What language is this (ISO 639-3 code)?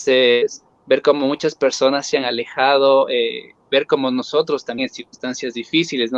spa